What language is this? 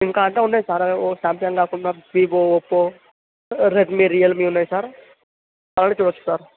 Telugu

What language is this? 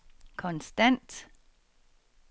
Danish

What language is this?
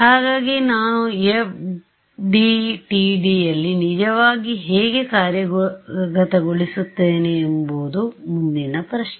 Kannada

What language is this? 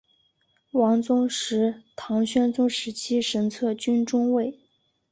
Chinese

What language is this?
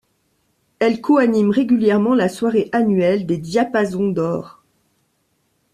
French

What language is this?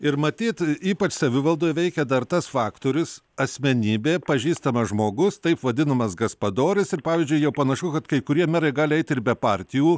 Lithuanian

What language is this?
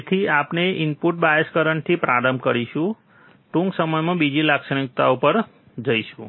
Gujarati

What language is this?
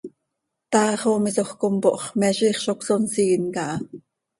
Seri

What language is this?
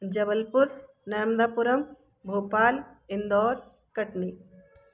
Hindi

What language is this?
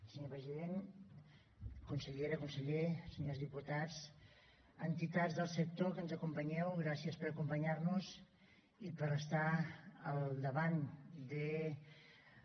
Catalan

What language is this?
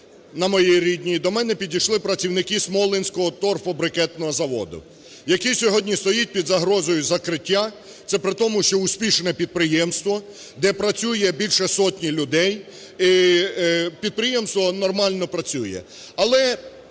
Ukrainian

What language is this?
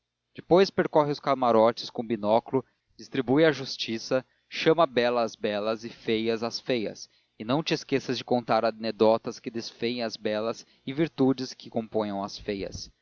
Portuguese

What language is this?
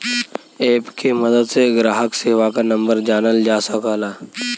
Bhojpuri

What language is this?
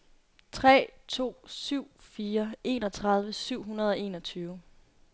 Danish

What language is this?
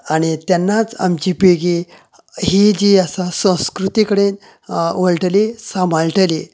Konkani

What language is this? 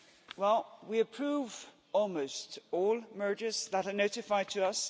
English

